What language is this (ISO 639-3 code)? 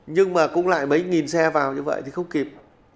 vie